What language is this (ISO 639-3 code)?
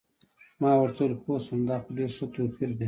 pus